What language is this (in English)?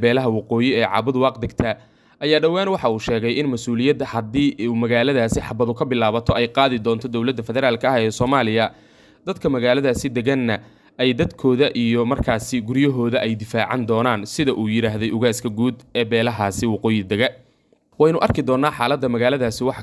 Arabic